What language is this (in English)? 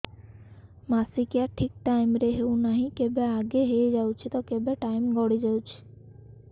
Odia